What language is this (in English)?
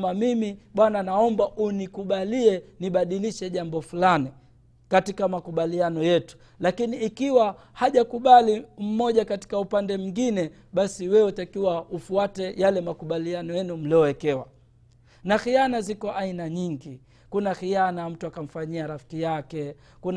Swahili